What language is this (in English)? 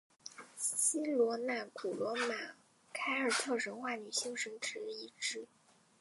Chinese